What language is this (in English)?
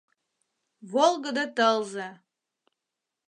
Mari